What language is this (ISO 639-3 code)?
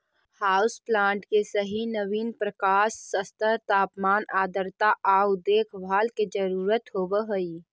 mag